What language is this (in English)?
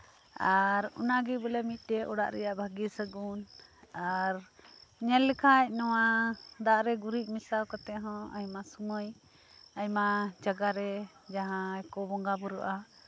Santali